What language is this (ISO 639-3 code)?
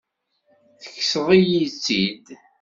kab